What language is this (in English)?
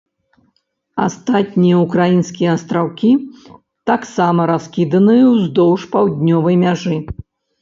Belarusian